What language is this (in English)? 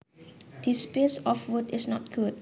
Javanese